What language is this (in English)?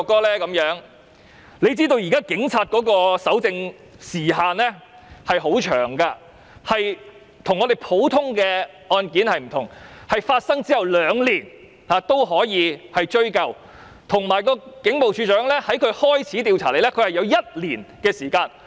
Cantonese